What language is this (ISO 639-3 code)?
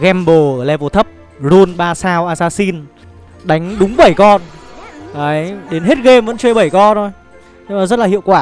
vie